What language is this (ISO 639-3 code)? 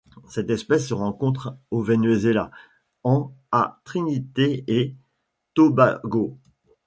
fra